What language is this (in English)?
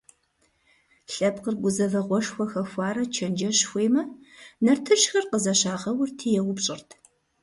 Kabardian